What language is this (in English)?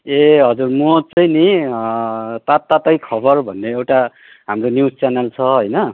Nepali